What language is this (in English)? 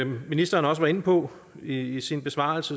Danish